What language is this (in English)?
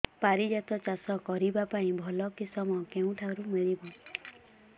Odia